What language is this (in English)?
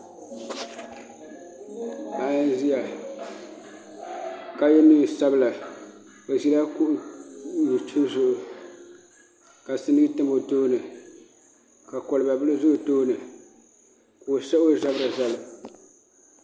Dagbani